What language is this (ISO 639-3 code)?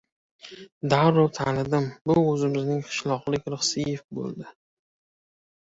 uzb